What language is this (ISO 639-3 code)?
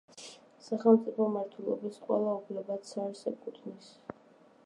kat